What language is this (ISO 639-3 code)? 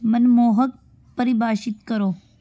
pan